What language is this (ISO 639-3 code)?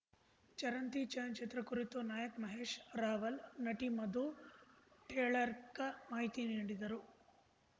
kan